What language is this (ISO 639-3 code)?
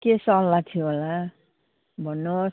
nep